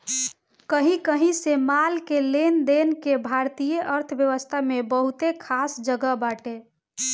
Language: Bhojpuri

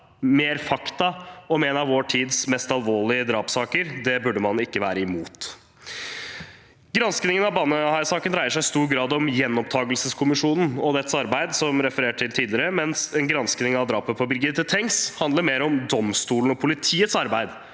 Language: Norwegian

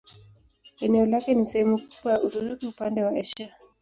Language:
Swahili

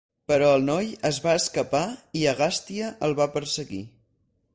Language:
Catalan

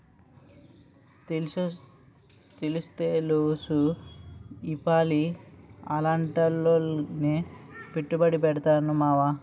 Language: Telugu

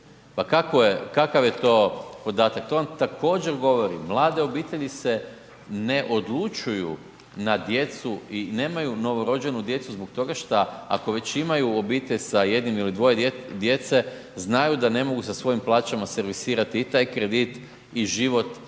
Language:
Croatian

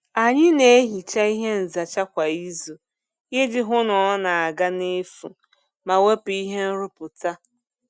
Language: Igbo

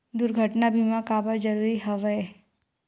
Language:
Chhattisgarhi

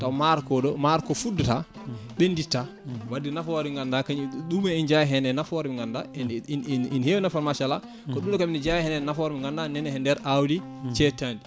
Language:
Fula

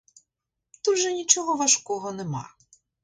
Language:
Ukrainian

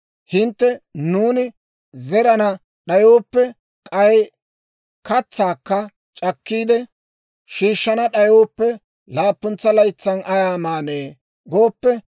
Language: Dawro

